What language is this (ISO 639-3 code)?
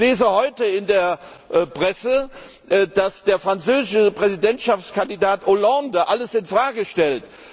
deu